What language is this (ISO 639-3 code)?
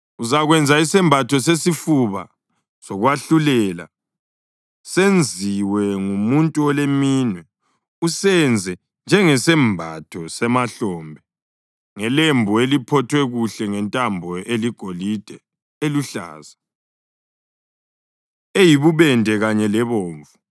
nde